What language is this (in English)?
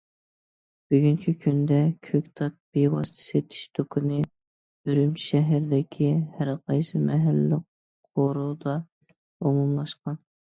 Uyghur